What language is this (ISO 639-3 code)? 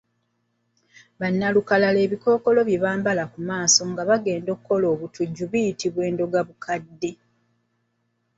lug